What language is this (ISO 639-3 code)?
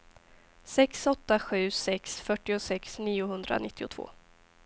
swe